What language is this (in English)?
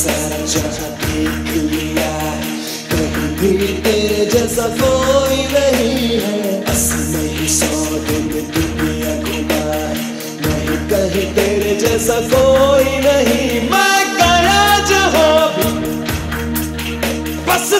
Romanian